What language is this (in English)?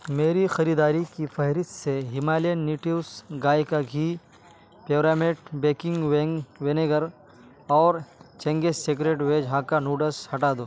Urdu